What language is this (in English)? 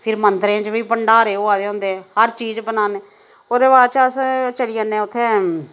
Dogri